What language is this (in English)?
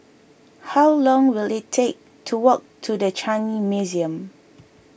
English